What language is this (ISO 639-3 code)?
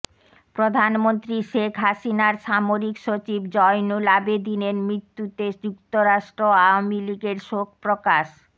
ben